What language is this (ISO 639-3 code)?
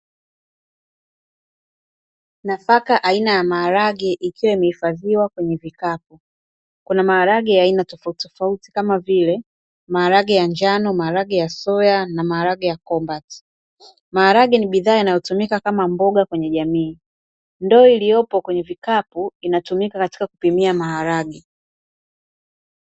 swa